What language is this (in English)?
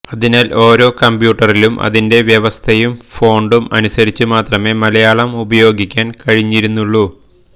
Malayalam